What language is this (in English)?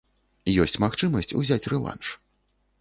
Belarusian